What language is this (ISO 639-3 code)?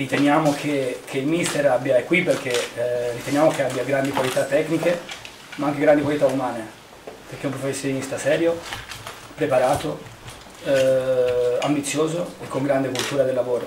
ita